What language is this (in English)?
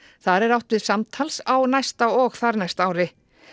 Icelandic